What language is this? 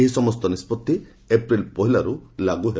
Odia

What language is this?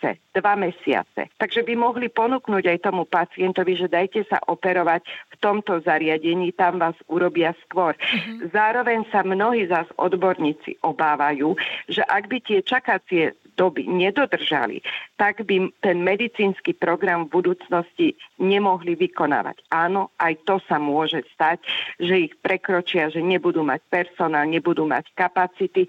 Slovak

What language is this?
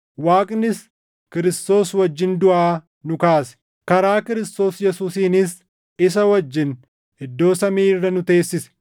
Oromo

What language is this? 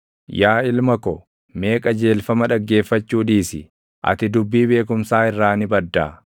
Oromo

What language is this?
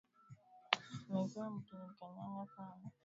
Swahili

